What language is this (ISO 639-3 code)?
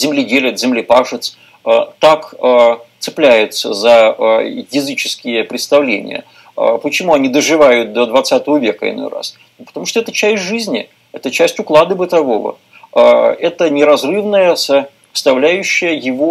rus